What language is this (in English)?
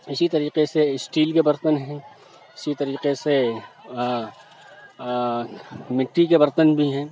Urdu